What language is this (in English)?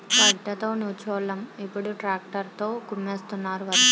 Telugu